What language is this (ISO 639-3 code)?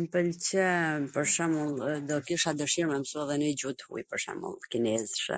aln